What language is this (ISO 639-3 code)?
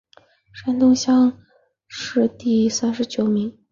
zho